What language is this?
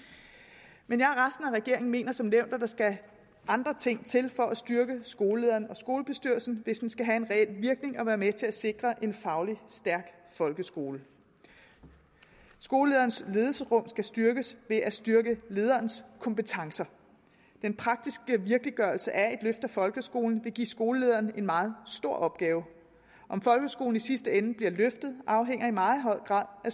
Danish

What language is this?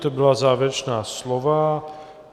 Czech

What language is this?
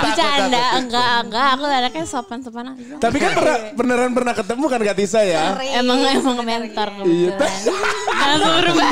Indonesian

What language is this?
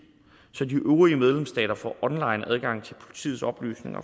Danish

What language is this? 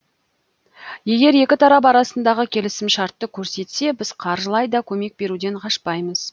Kazakh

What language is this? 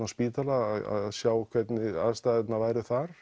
Icelandic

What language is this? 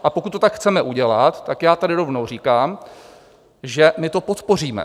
Czech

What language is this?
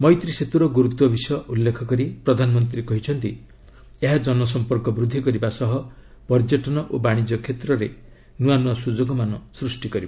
Odia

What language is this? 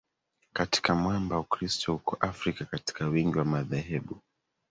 Swahili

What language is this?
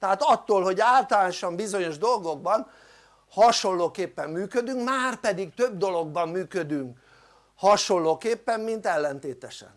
Hungarian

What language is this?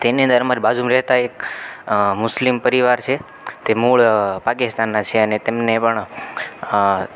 Gujarati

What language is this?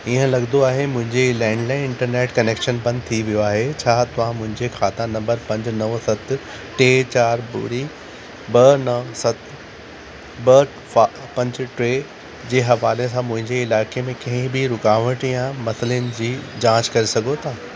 Sindhi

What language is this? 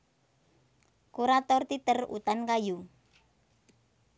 Javanese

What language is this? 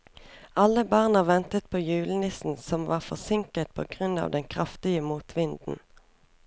Norwegian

